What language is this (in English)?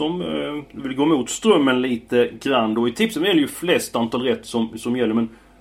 Swedish